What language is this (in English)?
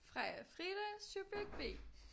Danish